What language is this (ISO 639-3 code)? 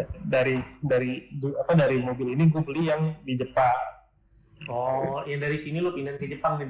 ind